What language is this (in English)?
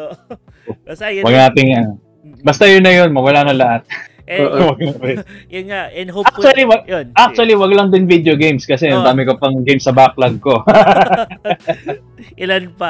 Filipino